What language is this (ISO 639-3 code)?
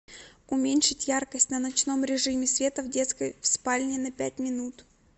rus